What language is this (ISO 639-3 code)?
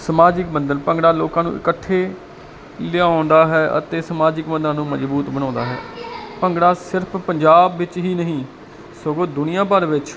pan